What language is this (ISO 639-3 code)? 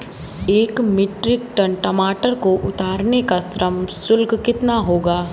hin